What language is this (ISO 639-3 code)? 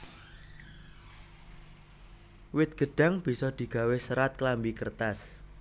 jav